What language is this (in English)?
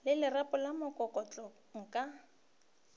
Northern Sotho